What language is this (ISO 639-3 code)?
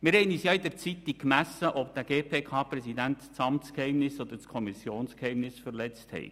gsw